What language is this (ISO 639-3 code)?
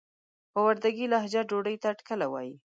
pus